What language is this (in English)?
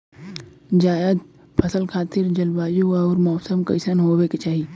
Bhojpuri